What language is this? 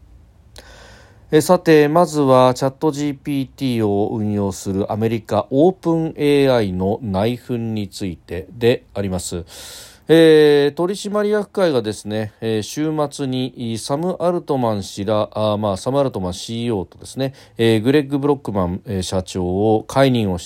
Japanese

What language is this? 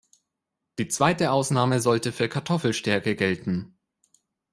German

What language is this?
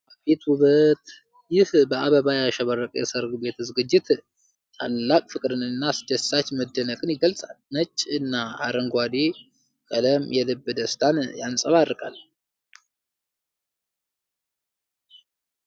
Amharic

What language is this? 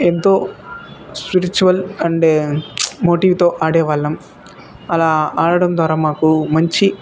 Telugu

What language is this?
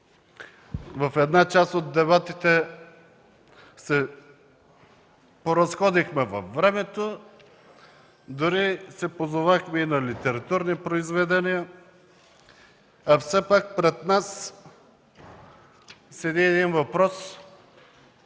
Bulgarian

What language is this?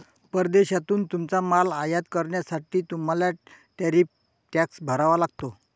Marathi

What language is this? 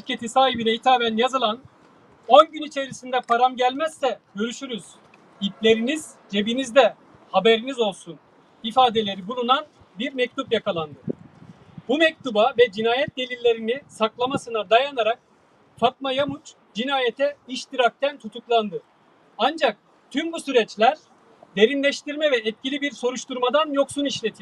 Turkish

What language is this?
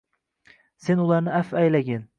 Uzbek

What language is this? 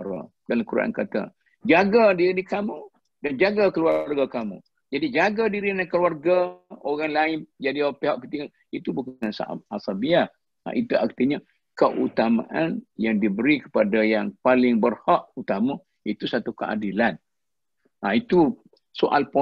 Malay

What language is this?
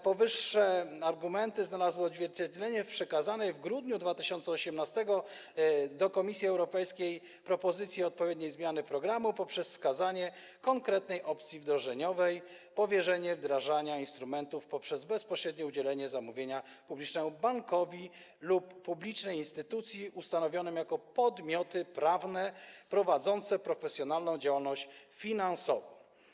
Polish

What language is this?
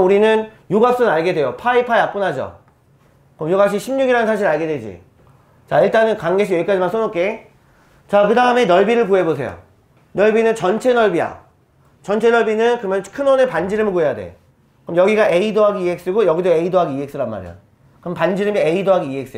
Korean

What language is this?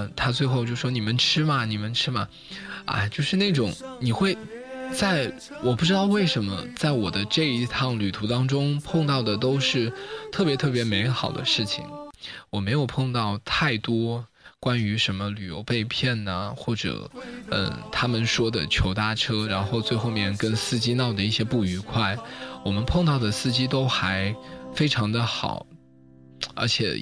Chinese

